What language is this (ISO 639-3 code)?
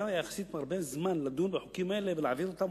heb